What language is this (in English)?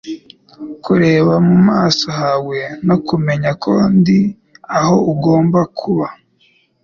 Kinyarwanda